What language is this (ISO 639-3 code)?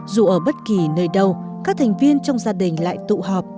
vie